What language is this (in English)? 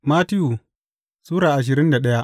Hausa